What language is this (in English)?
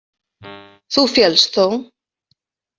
Icelandic